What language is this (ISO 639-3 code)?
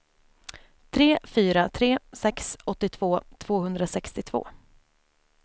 swe